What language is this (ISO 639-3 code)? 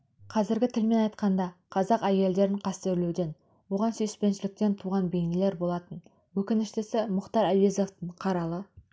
kaz